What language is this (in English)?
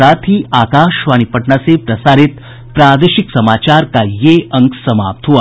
Hindi